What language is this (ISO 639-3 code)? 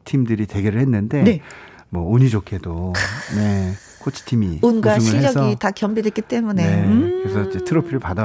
kor